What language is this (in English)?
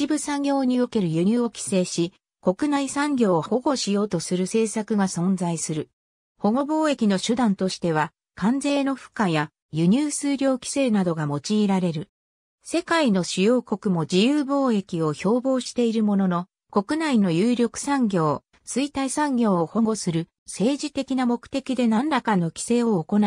Japanese